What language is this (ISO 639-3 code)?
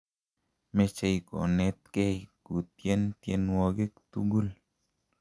kln